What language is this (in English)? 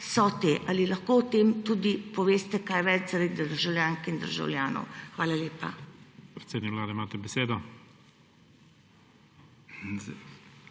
Slovenian